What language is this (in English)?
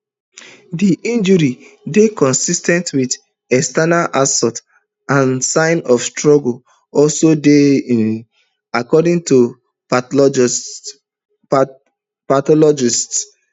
Nigerian Pidgin